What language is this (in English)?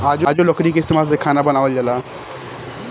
Bhojpuri